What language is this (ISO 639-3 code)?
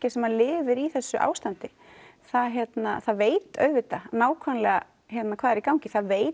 isl